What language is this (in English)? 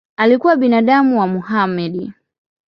Swahili